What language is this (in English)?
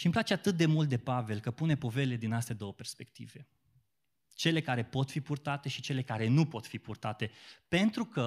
Romanian